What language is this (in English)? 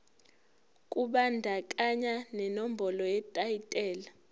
Zulu